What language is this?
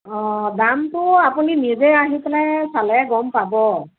Assamese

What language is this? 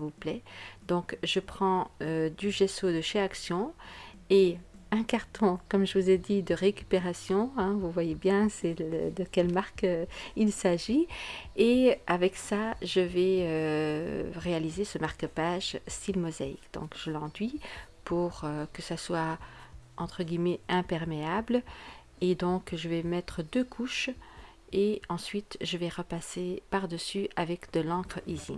French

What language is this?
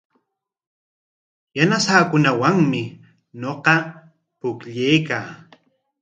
Corongo Ancash Quechua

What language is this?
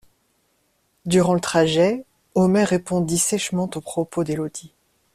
French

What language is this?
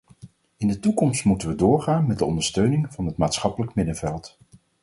Dutch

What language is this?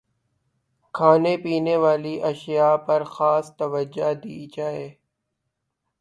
Urdu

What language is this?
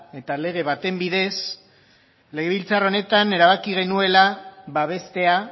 Basque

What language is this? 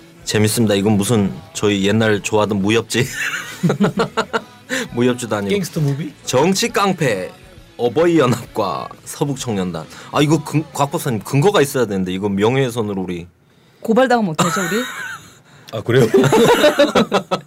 Korean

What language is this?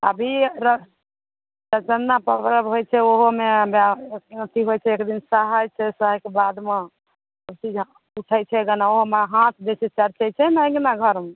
Maithili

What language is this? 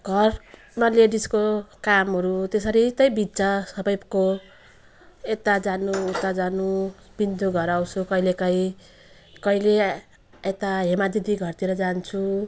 Nepali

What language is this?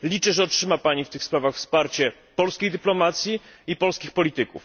Polish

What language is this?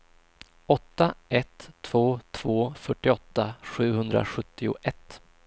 Swedish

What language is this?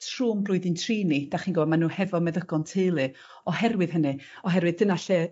Welsh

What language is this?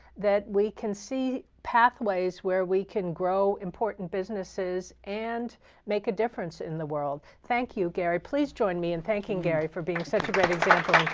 English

